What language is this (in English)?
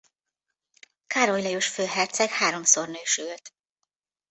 Hungarian